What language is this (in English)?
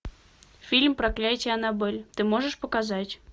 Russian